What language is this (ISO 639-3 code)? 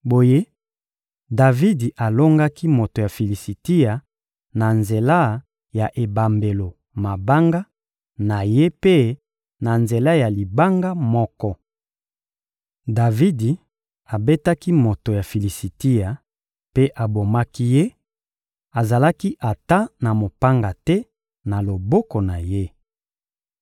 lin